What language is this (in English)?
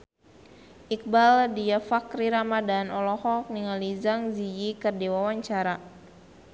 Sundanese